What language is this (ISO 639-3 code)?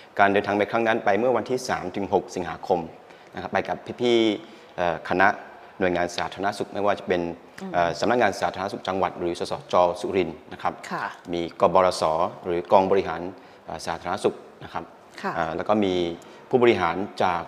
tha